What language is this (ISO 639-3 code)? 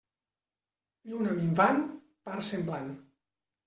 cat